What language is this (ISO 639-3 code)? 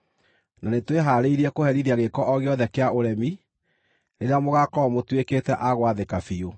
kik